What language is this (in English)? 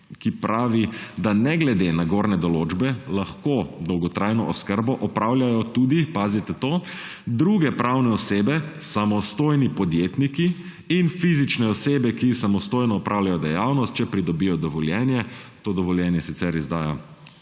Slovenian